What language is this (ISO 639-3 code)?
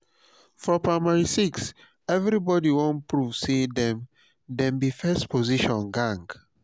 pcm